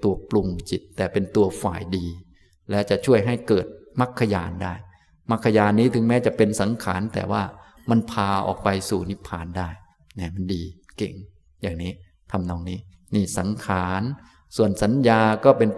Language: Thai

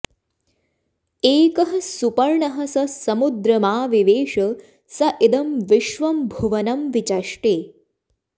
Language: Sanskrit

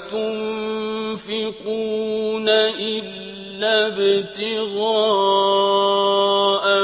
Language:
Arabic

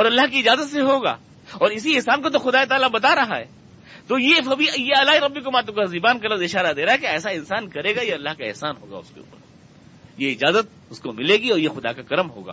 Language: Urdu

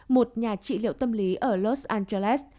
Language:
Vietnamese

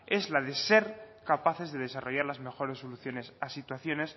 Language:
Spanish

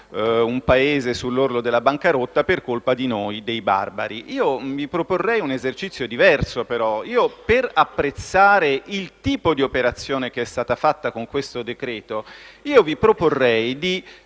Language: Italian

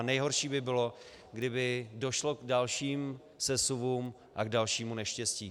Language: Czech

